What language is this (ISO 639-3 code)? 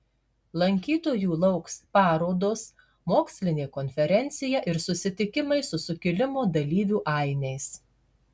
lit